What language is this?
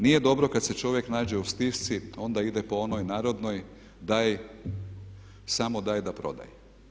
Croatian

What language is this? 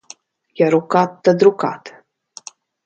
Latvian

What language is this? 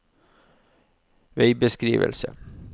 Norwegian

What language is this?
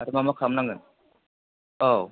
Bodo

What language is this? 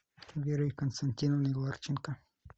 Russian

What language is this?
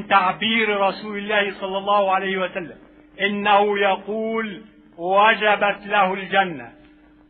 Arabic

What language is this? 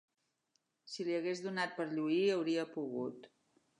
Catalan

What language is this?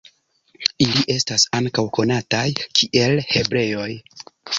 Esperanto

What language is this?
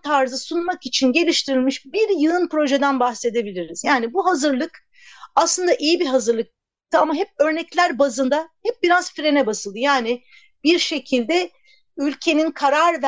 Turkish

